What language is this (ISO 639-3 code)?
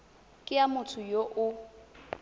tsn